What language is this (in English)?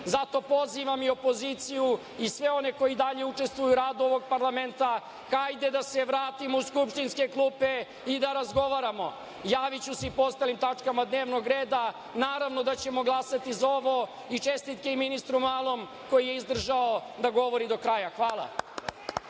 Serbian